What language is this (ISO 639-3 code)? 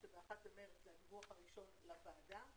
heb